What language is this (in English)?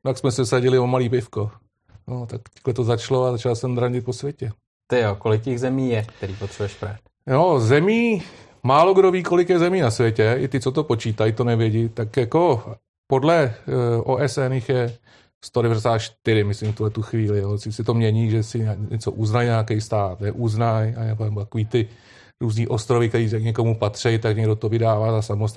Czech